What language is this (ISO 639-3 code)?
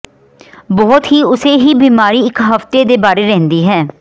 pan